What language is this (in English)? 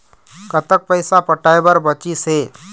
Chhattisgarhi